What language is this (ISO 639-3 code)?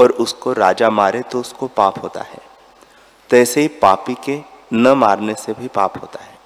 hin